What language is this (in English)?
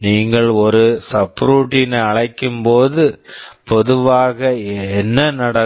Tamil